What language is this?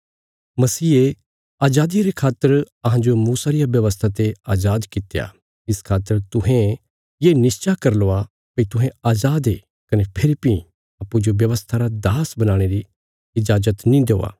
Bilaspuri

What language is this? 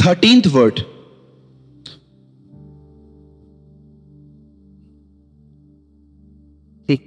Hindi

